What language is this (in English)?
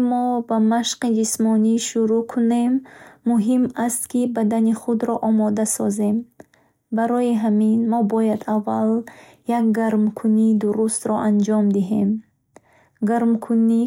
Bukharic